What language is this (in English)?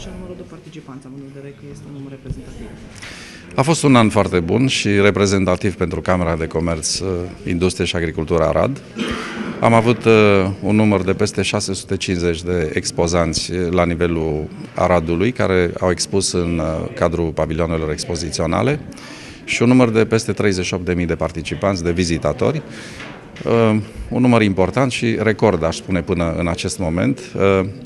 Romanian